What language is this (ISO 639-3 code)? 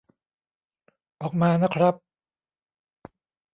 tha